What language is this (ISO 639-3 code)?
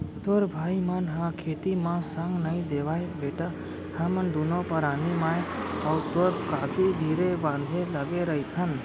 hne